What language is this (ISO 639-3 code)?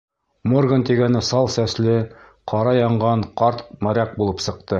bak